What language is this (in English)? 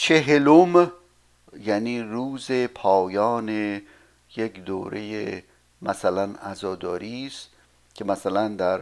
Persian